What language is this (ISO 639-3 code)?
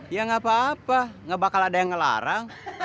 ind